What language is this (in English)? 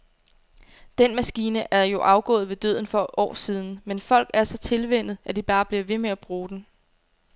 Danish